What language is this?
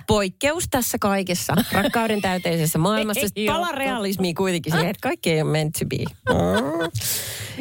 Finnish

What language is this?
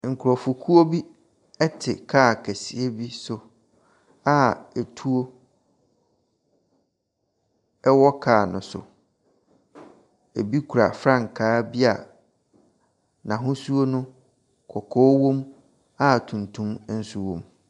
Akan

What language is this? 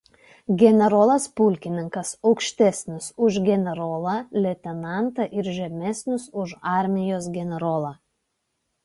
Lithuanian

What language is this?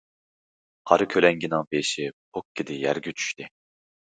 Uyghur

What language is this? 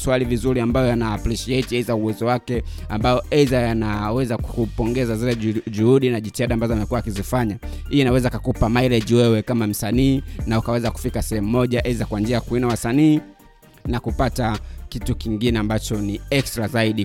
Swahili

